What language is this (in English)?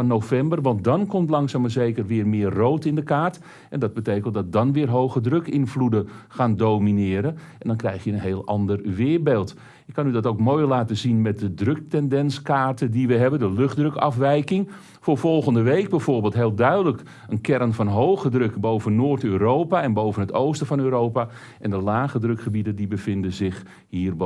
Dutch